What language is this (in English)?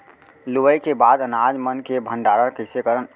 Chhattisgarhi